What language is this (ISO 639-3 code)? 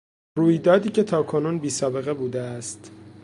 fas